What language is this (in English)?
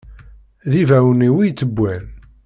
Kabyle